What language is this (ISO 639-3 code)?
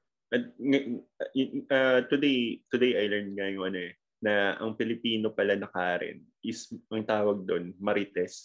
fil